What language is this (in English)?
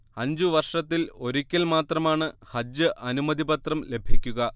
Malayalam